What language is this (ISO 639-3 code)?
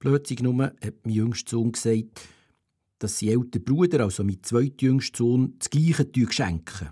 deu